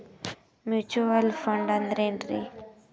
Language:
Kannada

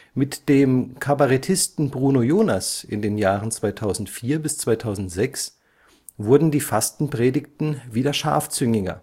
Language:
German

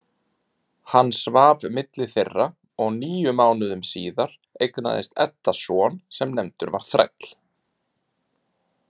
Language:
Icelandic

